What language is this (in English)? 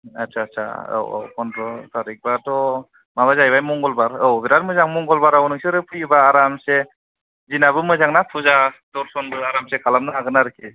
Bodo